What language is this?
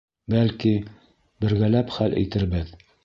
Bashkir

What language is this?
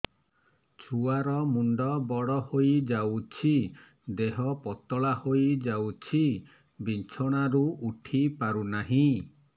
Odia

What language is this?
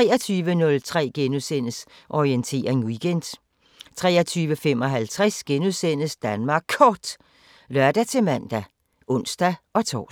Danish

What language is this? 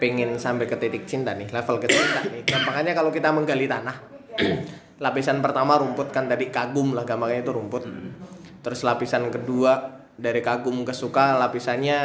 Indonesian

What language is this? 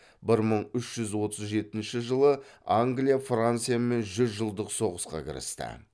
Kazakh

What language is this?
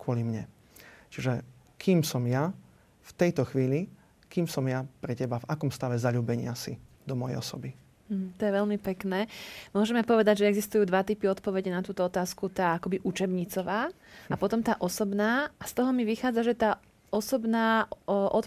Slovak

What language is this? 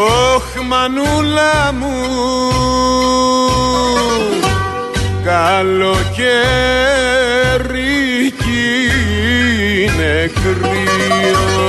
Greek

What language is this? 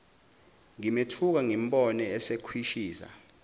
Zulu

